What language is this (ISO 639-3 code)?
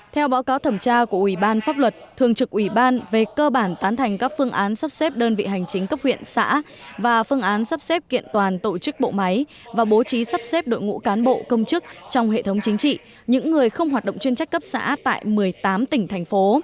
vie